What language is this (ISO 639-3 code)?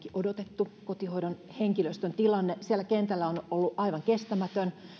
fin